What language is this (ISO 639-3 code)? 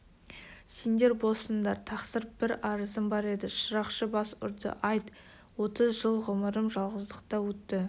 kaz